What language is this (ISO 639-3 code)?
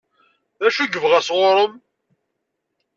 kab